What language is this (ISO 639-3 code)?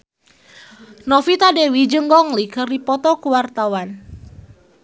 sun